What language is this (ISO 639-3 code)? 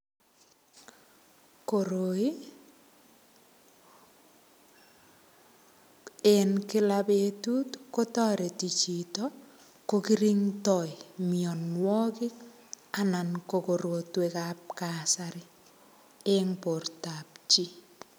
kln